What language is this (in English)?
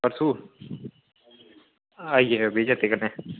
Dogri